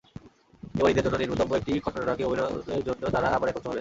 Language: Bangla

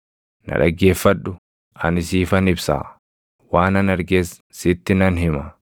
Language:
Oromo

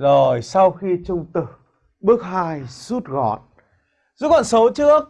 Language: Vietnamese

